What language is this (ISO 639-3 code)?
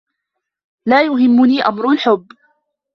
ara